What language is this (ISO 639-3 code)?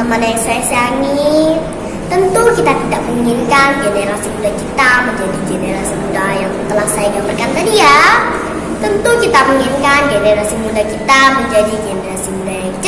ind